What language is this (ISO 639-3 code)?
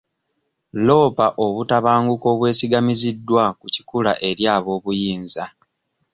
lug